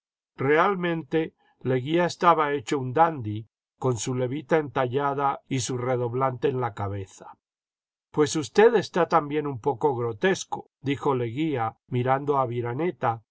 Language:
Spanish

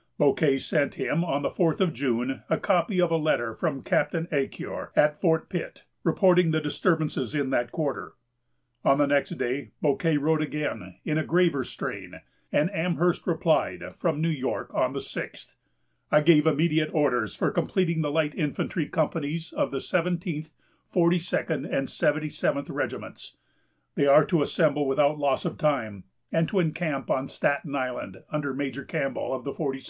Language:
English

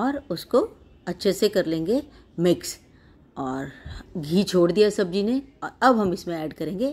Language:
Hindi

